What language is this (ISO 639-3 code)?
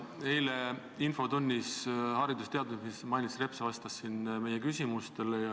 est